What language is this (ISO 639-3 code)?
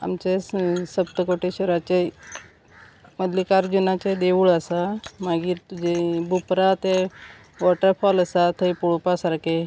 kok